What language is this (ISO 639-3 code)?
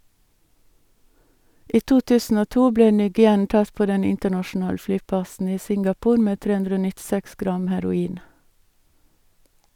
nor